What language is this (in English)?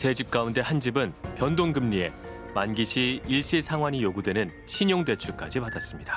Korean